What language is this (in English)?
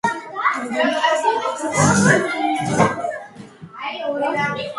Georgian